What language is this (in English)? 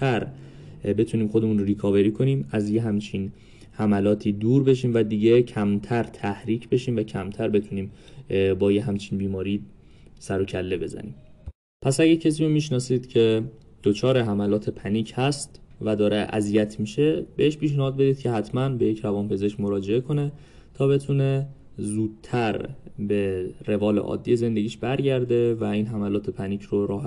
Persian